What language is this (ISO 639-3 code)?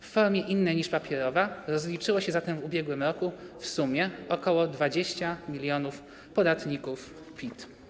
pol